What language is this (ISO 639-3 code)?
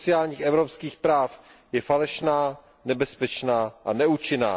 ces